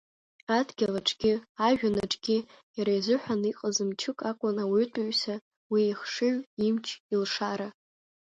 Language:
Abkhazian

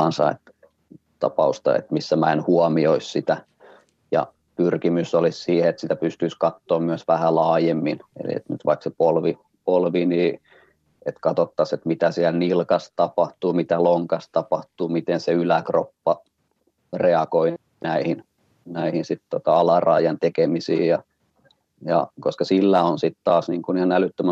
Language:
Finnish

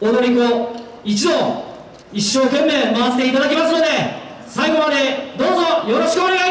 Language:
Japanese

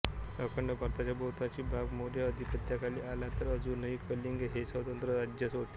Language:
Marathi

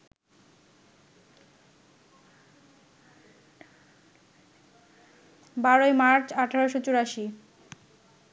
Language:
Bangla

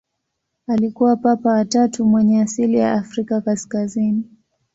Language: Swahili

